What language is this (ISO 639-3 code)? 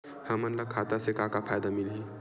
hne